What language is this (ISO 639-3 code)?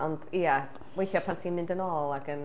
cym